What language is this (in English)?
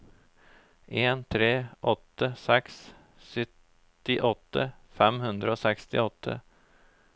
Norwegian